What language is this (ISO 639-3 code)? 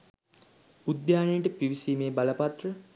sin